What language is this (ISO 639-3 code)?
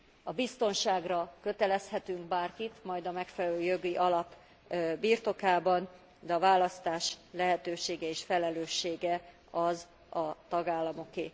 hun